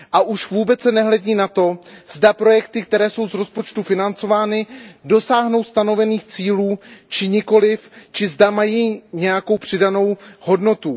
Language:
Czech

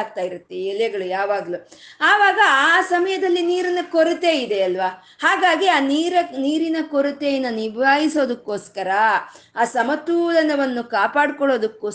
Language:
Kannada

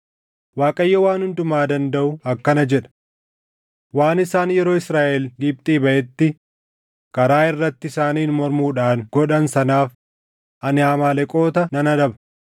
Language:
Oromo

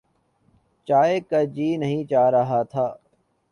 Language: Urdu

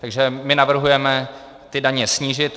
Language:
Czech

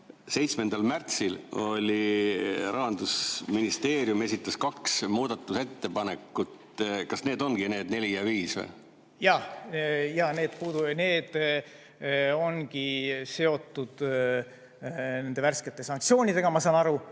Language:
Estonian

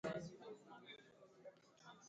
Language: Igbo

